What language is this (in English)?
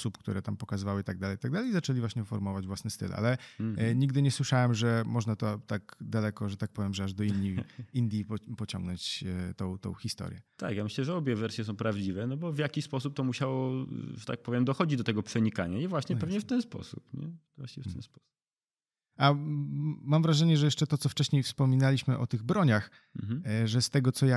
Polish